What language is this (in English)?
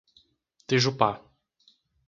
Portuguese